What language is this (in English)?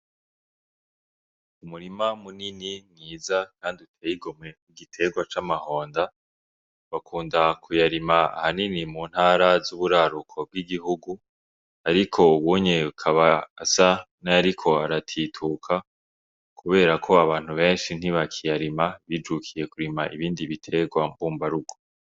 Rundi